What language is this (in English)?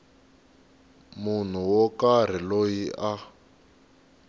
Tsonga